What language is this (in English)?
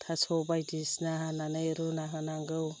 Bodo